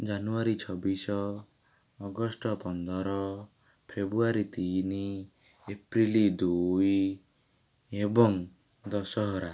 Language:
Odia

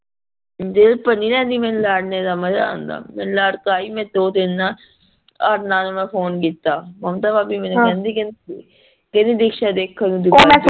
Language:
Punjabi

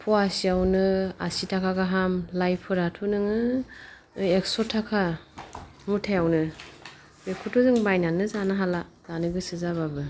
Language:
Bodo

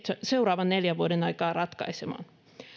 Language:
Finnish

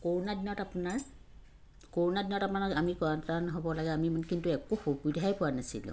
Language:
Assamese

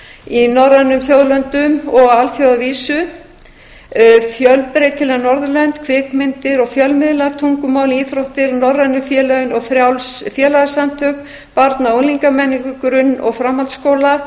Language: Icelandic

